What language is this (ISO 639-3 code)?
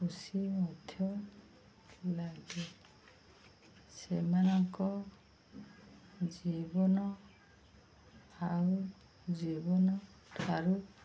ori